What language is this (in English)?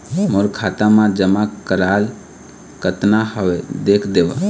Chhattisgarhi